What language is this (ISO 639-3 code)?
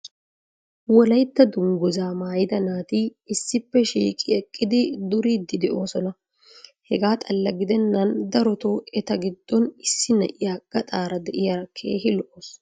wal